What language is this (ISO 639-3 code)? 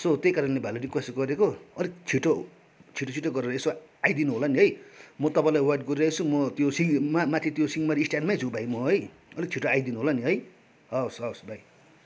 nep